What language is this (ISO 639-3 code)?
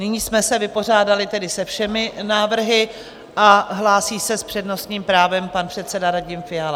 ces